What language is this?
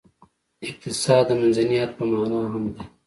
Pashto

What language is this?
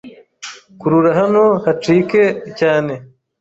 Kinyarwanda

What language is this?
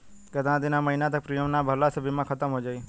Bhojpuri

